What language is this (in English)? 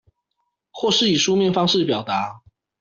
Chinese